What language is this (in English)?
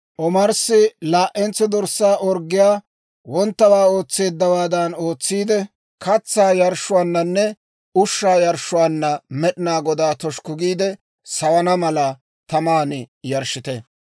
Dawro